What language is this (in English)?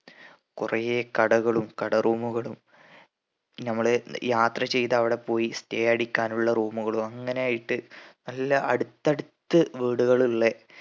Malayalam